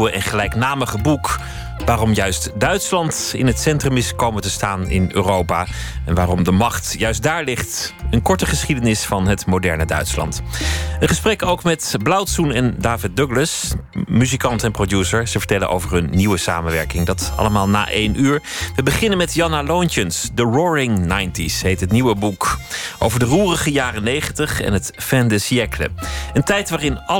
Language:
Dutch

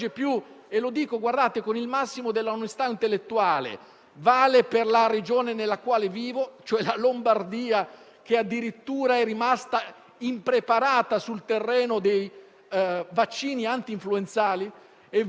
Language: Italian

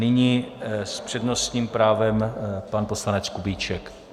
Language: Czech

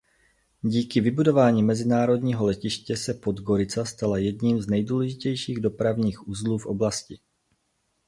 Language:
Czech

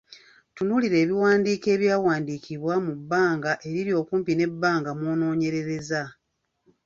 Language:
Ganda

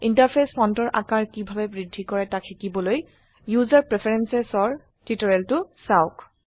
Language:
Assamese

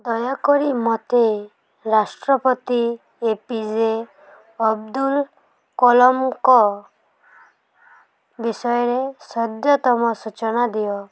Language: Odia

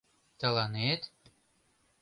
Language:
Mari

